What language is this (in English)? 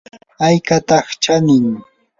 Yanahuanca Pasco Quechua